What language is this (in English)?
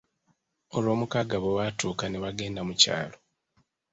Ganda